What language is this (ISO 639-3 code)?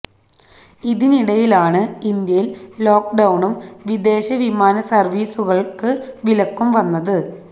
mal